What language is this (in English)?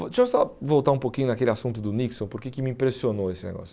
Portuguese